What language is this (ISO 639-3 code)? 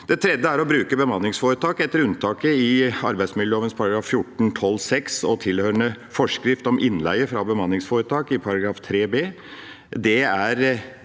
nor